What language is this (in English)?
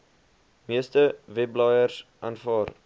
Afrikaans